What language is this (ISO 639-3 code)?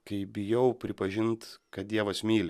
lit